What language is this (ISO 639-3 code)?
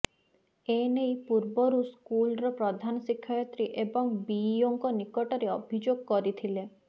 ori